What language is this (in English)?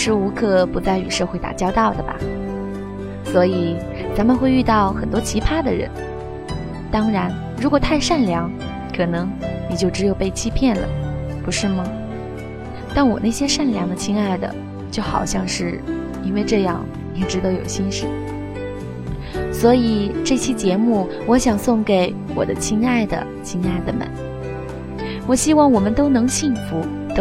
Chinese